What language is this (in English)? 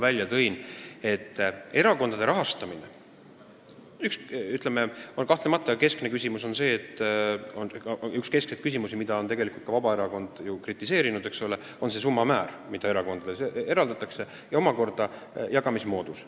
Estonian